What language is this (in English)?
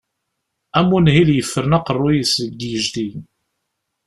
Kabyle